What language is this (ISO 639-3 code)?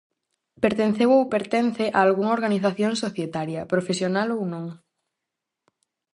glg